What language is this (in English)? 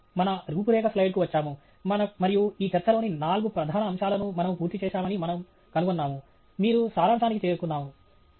Telugu